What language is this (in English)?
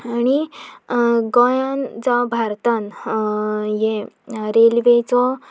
Konkani